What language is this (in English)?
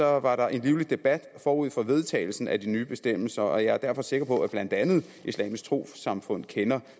Danish